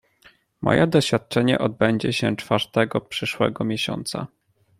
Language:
Polish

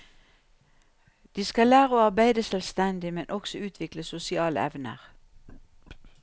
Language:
Norwegian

